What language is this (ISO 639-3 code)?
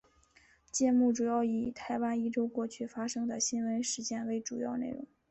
zho